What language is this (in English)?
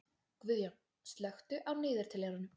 Icelandic